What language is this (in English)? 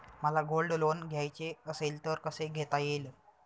Marathi